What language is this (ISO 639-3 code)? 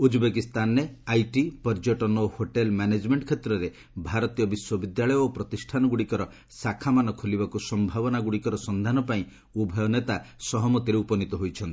ori